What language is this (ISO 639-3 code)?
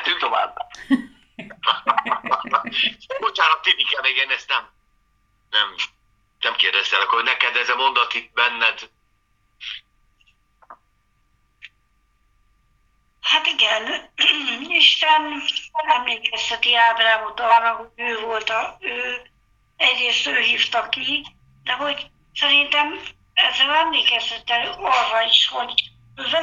hun